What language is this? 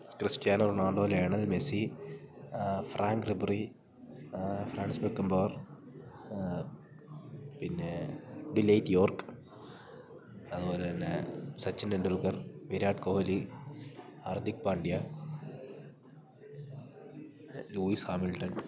Malayalam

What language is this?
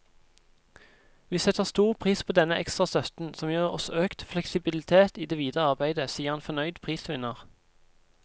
Norwegian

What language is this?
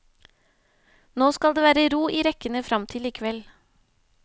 Norwegian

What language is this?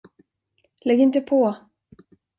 Swedish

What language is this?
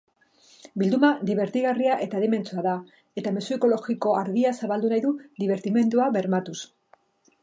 Basque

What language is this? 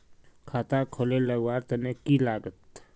Magahi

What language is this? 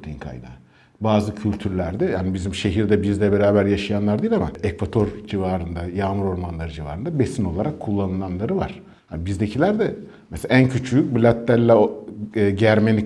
Turkish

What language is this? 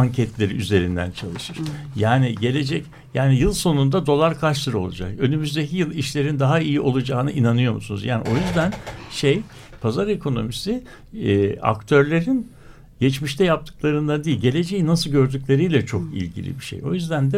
Turkish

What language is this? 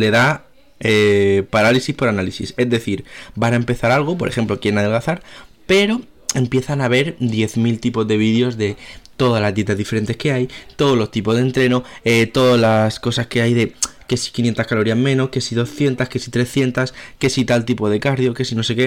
Spanish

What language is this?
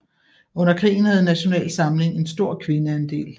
Danish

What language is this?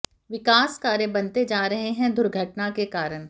Hindi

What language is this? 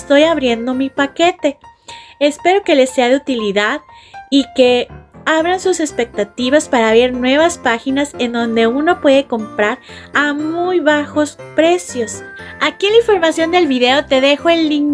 Spanish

